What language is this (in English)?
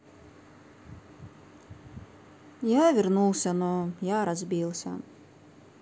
Russian